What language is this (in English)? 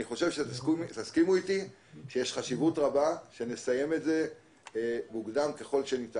Hebrew